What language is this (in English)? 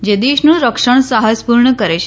Gujarati